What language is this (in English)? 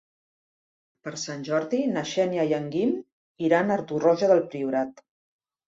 Catalan